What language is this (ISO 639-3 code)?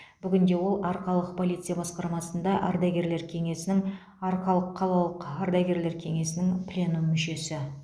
kaz